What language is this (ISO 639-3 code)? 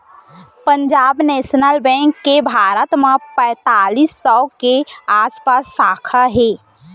hne